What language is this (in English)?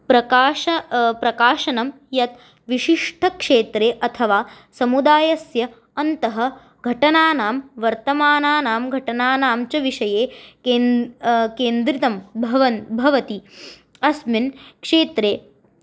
Sanskrit